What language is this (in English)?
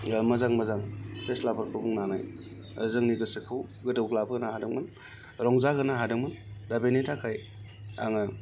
Bodo